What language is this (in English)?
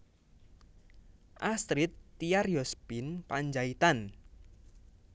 Javanese